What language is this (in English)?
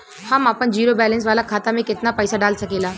Bhojpuri